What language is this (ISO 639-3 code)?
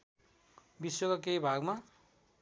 nep